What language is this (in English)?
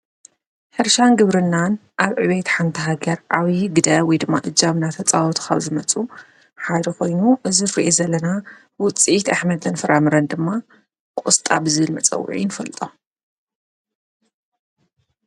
Tigrinya